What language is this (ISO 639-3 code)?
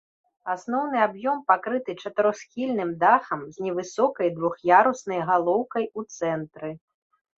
bel